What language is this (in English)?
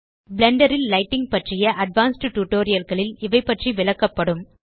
Tamil